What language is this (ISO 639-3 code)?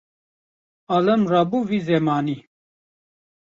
kur